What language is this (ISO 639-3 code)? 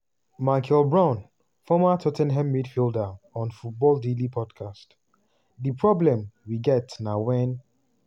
pcm